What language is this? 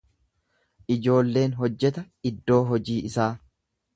Oromo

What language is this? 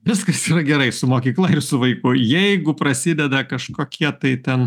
Lithuanian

